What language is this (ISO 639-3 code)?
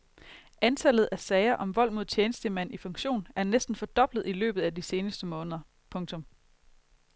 dan